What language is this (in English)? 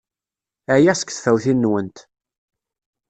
Kabyle